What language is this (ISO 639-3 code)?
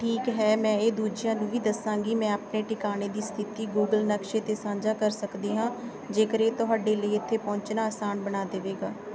pan